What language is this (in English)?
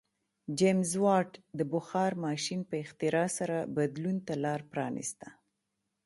Pashto